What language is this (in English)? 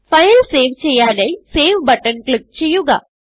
Malayalam